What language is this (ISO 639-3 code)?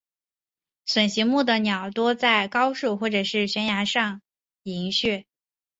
zho